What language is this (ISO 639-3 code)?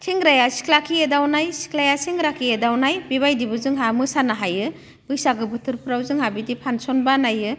brx